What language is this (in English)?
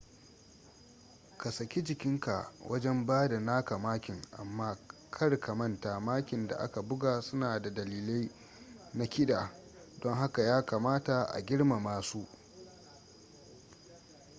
Hausa